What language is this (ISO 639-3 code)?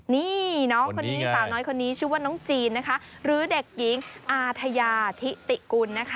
tha